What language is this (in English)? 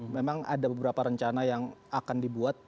Indonesian